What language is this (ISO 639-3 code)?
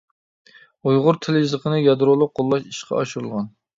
uig